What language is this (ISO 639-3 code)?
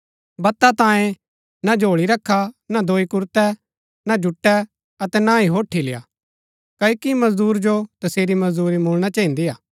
gbk